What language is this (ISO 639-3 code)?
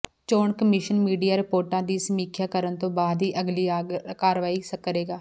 pan